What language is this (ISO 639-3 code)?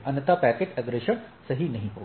hin